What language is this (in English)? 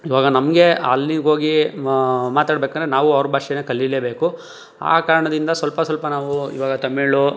Kannada